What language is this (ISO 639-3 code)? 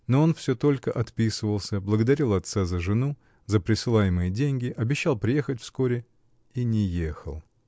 rus